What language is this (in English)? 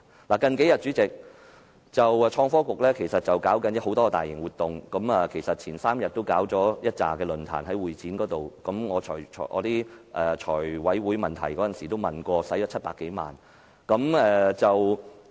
Cantonese